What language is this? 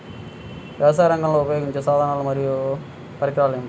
Telugu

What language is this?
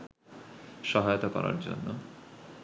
Bangla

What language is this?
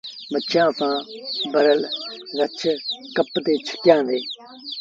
Sindhi Bhil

